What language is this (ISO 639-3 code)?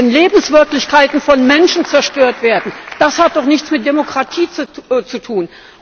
deu